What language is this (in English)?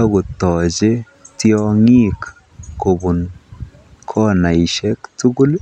Kalenjin